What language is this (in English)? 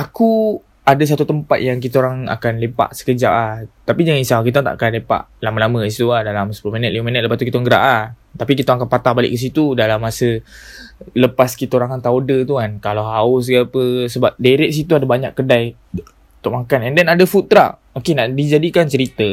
Malay